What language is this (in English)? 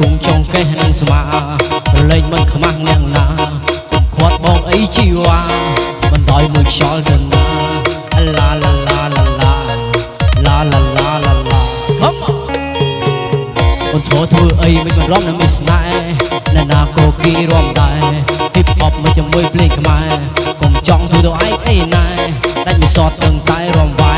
Vietnamese